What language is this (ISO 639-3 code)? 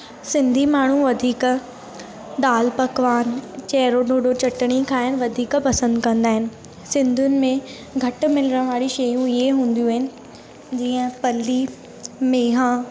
snd